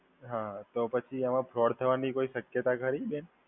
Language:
Gujarati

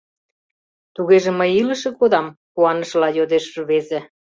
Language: Mari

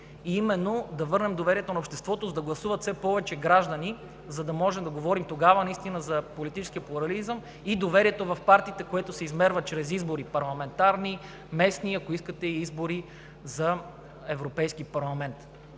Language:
Bulgarian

